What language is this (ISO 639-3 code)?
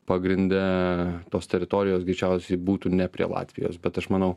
lit